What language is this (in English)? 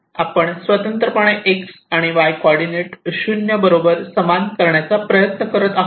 Marathi